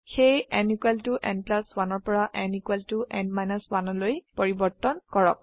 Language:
Assamese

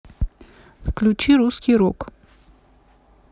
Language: Russian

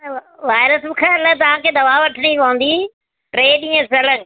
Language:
Sindhi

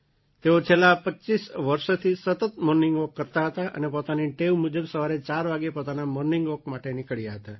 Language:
Gujarati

